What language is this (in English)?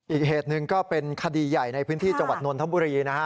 Thai